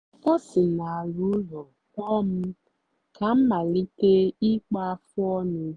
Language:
Igbo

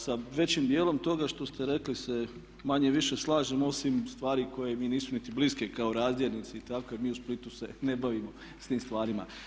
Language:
Croatian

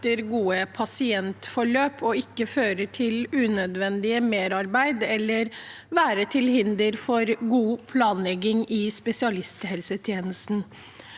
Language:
Norwegian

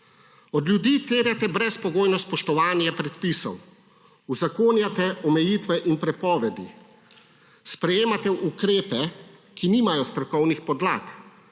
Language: Slovenian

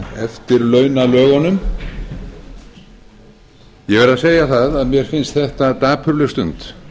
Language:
Icelandic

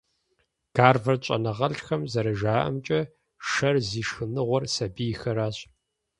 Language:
Kabardian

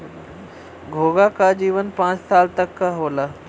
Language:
Bhojpuri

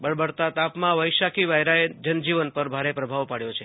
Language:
Gujarati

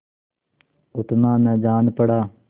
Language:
Hindi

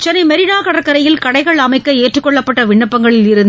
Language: Tamil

